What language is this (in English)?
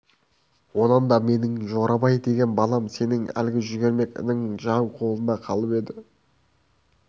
Kazakh